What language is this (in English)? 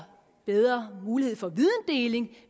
Danish